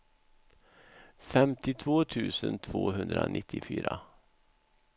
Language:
Swedish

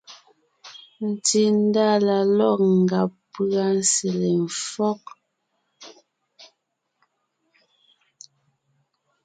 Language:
Ngiemboon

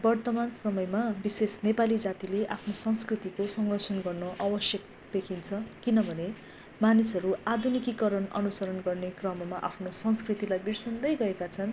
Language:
Nepali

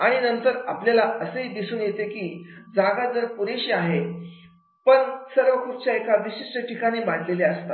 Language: Marathi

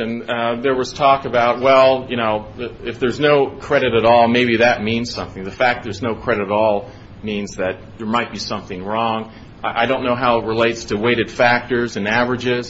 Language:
English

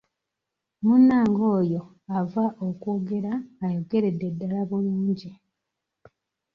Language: Ganda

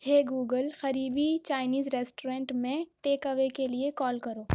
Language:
Urdu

